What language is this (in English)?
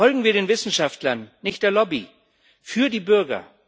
German